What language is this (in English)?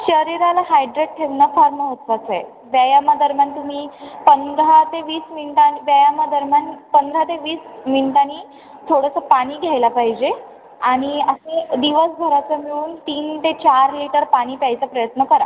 Marathi